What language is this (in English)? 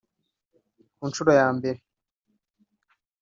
Kinyarwanda